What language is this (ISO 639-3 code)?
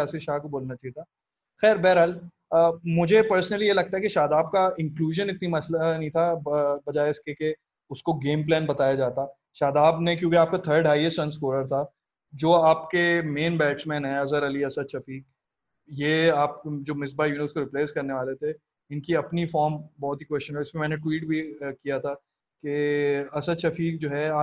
urd